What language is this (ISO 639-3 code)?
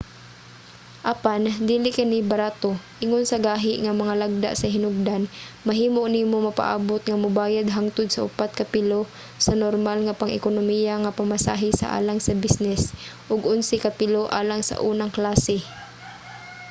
ceb